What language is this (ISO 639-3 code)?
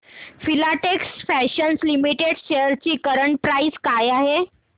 mar